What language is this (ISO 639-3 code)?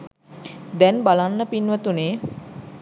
sin